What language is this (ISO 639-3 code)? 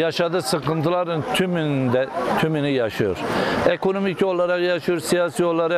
tur